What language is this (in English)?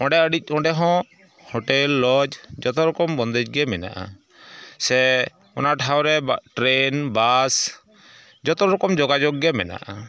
Santali